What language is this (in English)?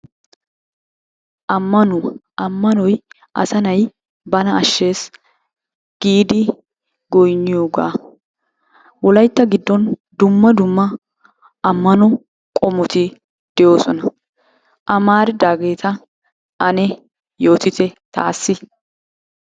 Wolaytta